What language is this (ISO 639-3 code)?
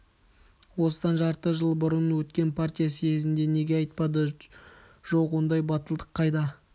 kaz